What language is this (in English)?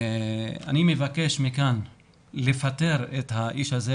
Hebrew